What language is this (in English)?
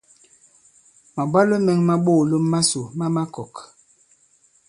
Bankon